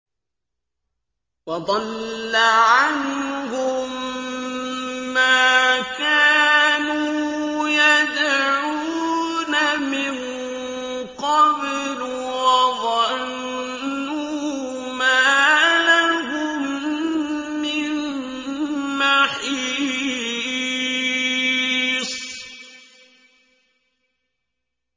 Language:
Arabic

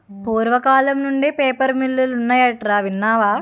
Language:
Telugu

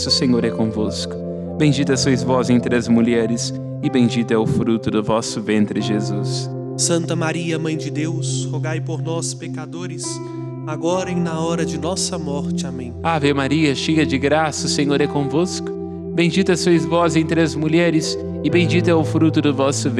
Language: Portuguese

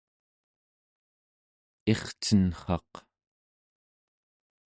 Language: Central Yupik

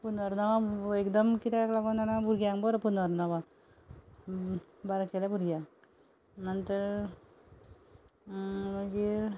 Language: Konkani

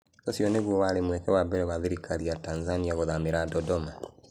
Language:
Kikuyu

